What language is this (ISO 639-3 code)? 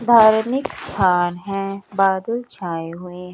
hin